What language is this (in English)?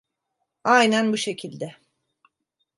Turkish